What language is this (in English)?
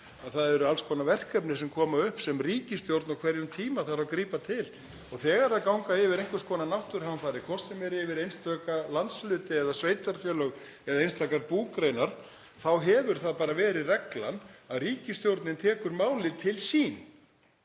Icelandic